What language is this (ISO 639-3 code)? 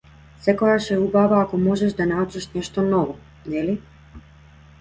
mkd